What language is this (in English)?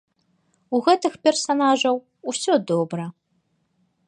Belarusian